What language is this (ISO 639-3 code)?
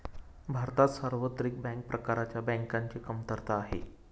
mar